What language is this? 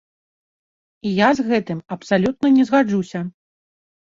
Belarusian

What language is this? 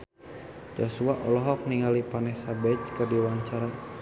Sundanese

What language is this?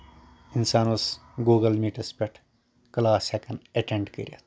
Kashmiri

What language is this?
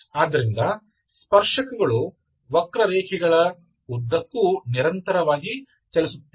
Kannada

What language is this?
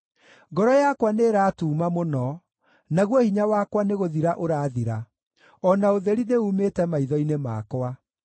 Kikuyu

